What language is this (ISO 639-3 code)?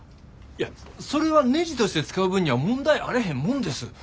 jpn